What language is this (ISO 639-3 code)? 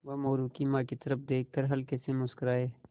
hin